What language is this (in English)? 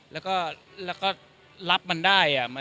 Thai